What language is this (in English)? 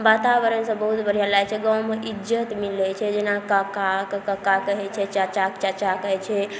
Maithili